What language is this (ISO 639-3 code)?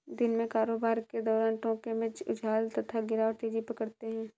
hin